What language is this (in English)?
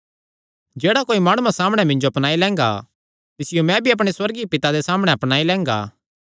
Kangri